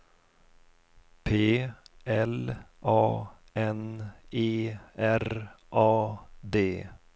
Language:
Swedish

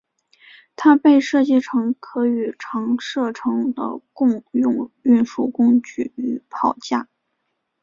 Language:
Chinese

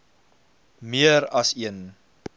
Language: Afrikaans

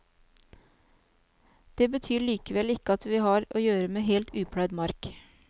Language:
Norwegian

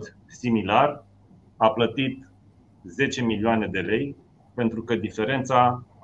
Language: Romanian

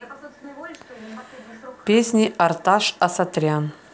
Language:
Russian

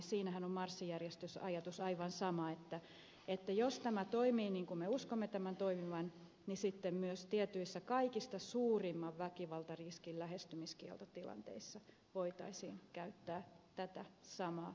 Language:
Finnish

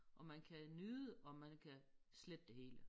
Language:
Danish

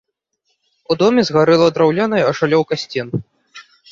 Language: Belarusian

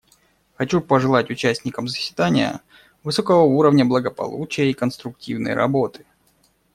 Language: Russian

